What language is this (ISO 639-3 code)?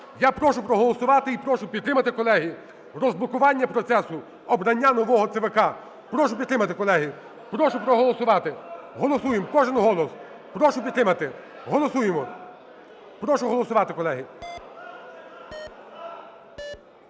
ukr